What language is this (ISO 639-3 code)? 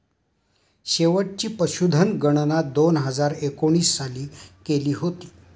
mar